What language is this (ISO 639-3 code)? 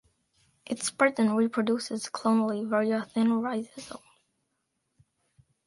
eng